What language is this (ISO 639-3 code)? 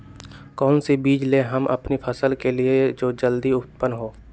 mag